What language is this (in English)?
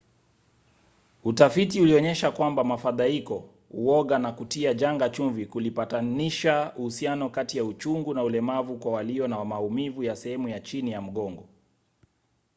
Swahili